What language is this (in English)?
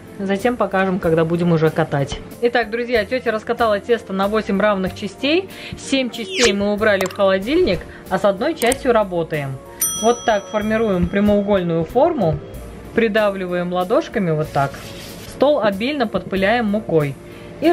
Russian